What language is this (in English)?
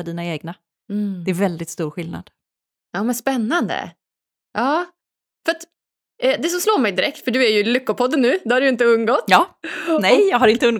Swedish